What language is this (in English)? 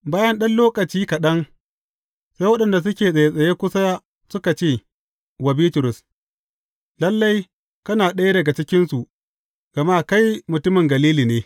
Hausa